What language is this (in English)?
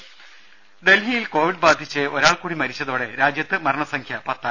Malayalam